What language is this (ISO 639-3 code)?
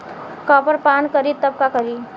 bho